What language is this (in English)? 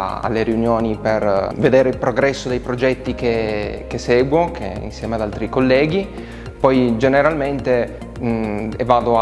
Italian